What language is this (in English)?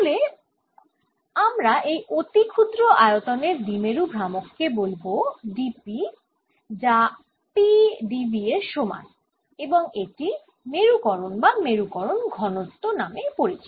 Bangla